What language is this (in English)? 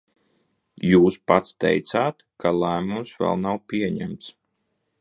Latvian